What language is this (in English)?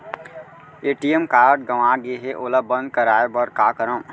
Chhattisgarhi